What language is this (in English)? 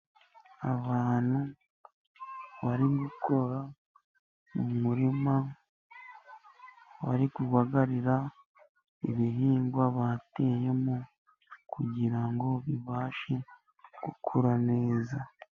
Kinyarwanda